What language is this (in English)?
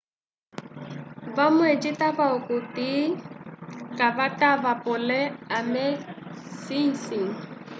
Umbundu